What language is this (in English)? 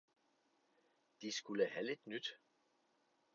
Danish